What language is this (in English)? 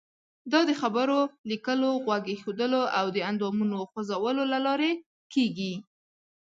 Pashto